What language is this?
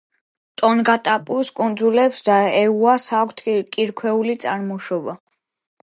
Georgian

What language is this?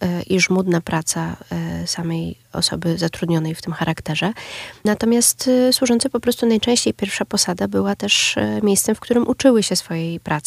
Polish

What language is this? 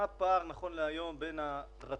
Hebrew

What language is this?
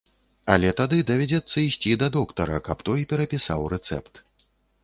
Belarusian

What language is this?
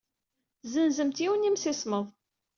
Kabyle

